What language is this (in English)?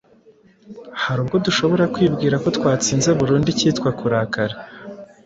Kinyarwanda